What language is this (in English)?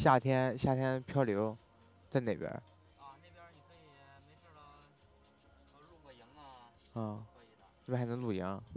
Chinese